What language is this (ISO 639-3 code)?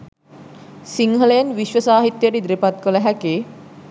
sin